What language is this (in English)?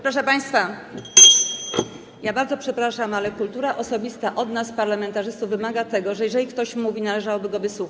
Polish